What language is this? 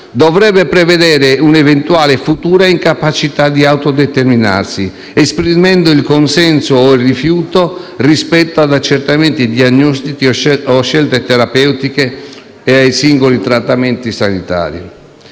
Italian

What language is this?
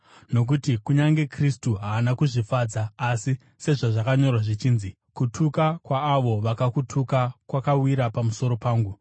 Shona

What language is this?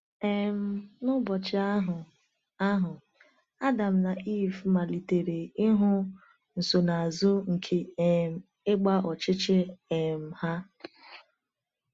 Igbo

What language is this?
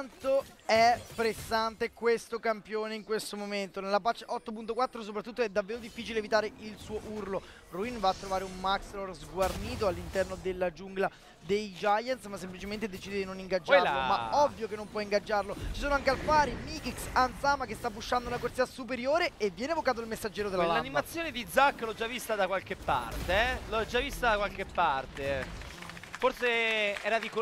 Italian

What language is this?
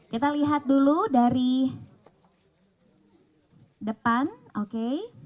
Indonesian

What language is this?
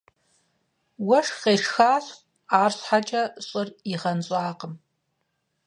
Kabardian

